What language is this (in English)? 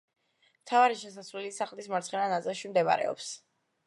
Georgian